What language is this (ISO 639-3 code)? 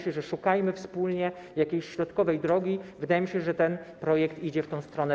pol